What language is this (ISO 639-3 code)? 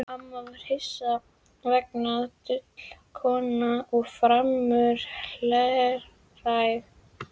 isl